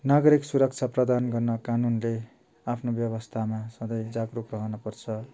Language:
Nepali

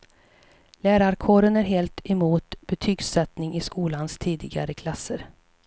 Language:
Swedish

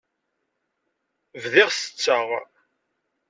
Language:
Kabyle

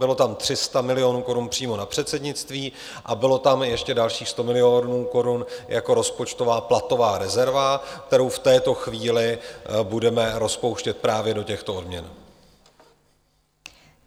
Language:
Czech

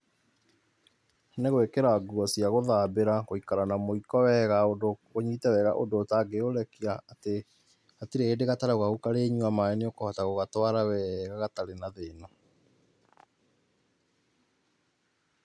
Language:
Kikuyu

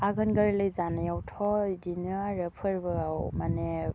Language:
Bodo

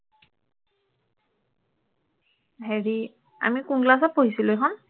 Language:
Assamese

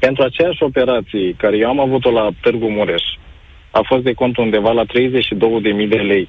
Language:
Romanian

